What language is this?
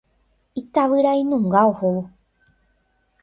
Guarani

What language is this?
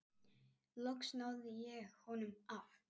Icelandic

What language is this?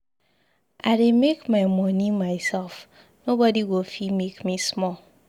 Nigerian Pidgin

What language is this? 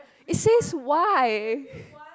English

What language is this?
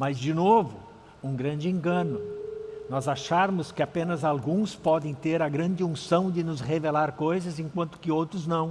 Portuguese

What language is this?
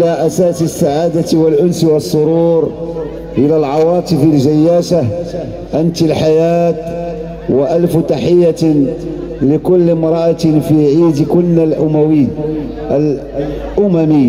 Arabic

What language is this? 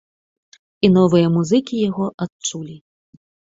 Belarusian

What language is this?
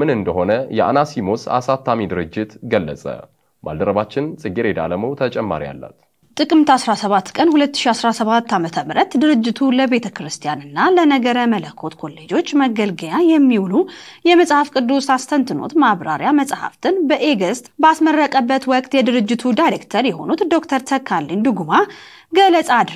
Arabic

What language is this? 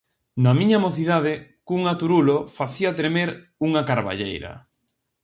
Galician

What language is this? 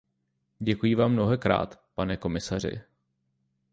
Czech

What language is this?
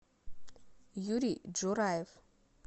Russian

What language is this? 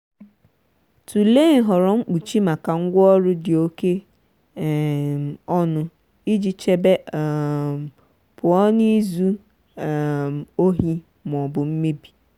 Igbo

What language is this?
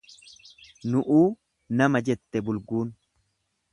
Oromo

